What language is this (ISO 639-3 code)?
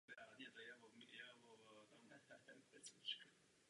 ces